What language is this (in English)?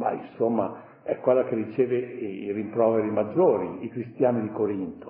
Italian